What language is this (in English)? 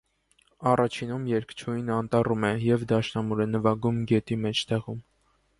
Armenian